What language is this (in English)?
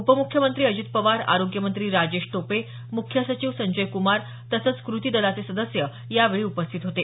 Marathi